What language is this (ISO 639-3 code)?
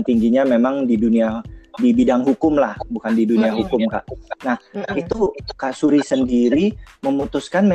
ind